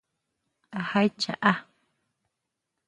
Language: Huautla Mazatec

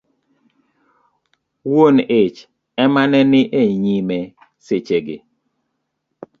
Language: Luo (Kenya and Tanzania)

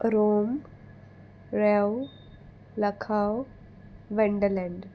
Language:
Konkani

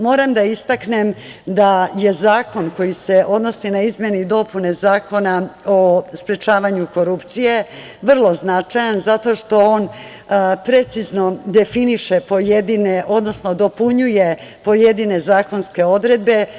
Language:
Serbian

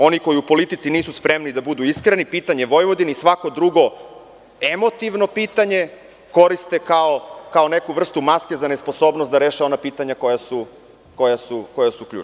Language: Serbian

